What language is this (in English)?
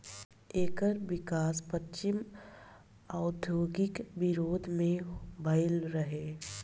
Bhojpuri